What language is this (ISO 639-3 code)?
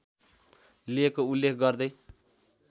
nep